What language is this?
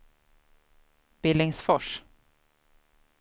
Swedish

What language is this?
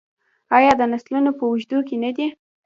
Pashto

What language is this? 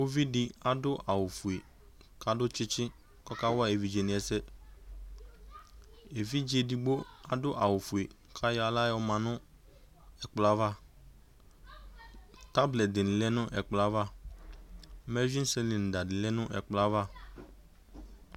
Ikposo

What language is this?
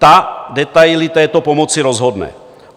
Czech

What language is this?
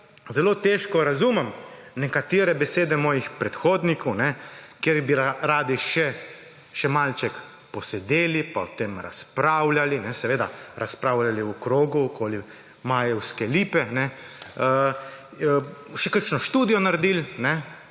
Slovenian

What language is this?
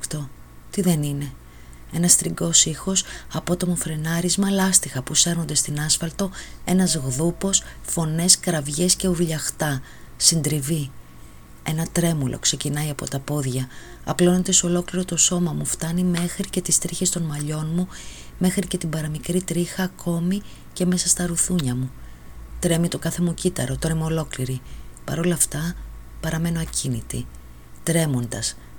Greek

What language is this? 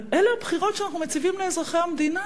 Hebrew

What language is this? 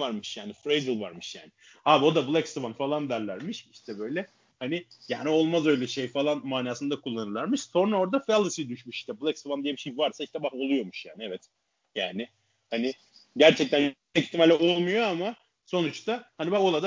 Turkish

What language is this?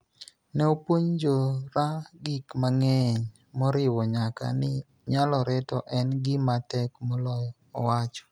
Luo (Kenya and Tanzania)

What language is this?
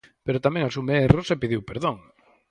Galician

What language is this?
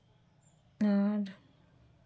Santali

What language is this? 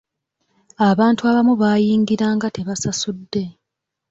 Ganda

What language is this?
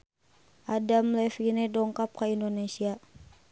Sundanese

